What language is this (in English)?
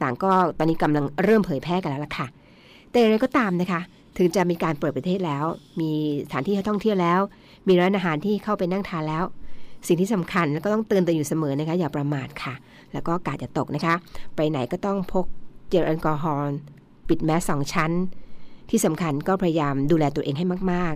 Thai